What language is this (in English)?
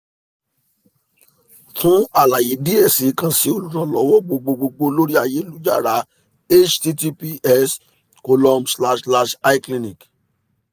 Yoruba